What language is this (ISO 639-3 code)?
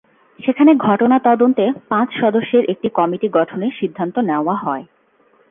ben